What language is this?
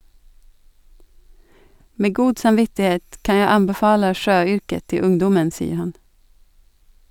Norwegian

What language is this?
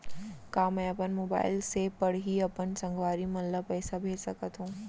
Chhattisgarhi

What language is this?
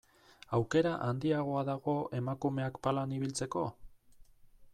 Basque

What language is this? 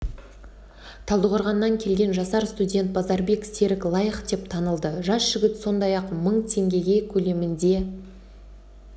Kazakh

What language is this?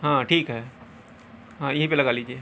Urdu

